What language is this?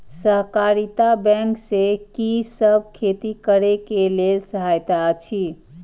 Maithili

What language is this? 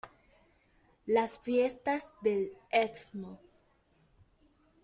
Spanish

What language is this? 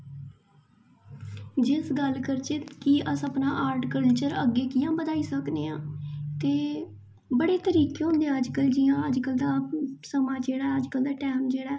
Dogri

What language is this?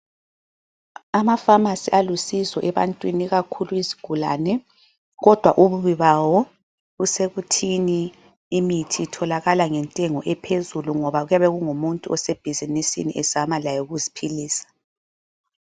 North Ndebele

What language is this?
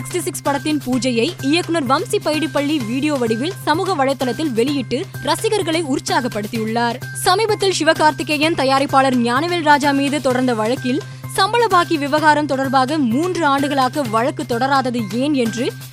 Tamil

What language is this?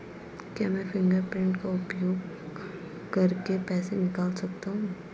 Hindi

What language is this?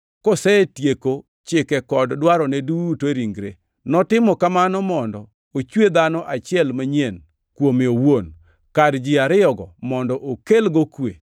Luo (Kenya and Tanzania)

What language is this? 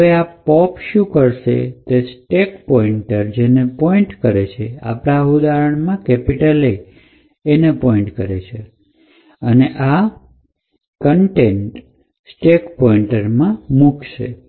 Gujarati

